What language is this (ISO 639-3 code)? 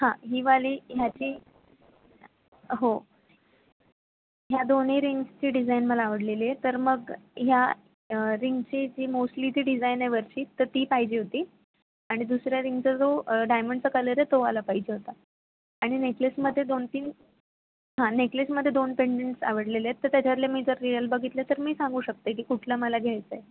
mar